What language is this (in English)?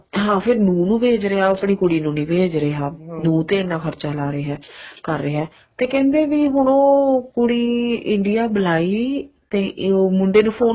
Punjabi